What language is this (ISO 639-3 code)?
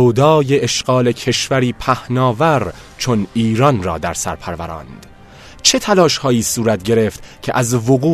fas